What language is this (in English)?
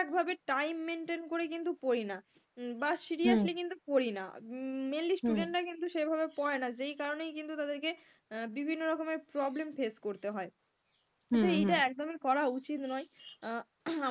Bangla